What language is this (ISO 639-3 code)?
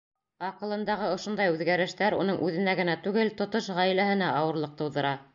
bak